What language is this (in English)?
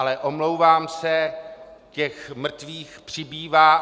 Czech